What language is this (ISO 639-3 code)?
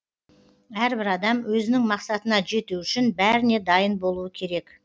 kaz